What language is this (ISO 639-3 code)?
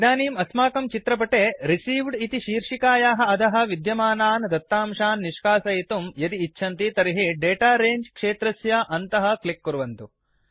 san